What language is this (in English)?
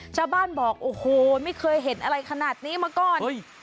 Thai